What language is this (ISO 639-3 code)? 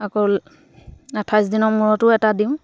asm